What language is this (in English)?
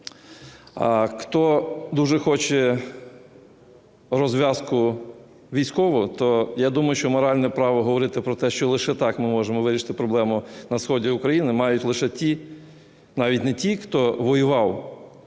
Ukrainian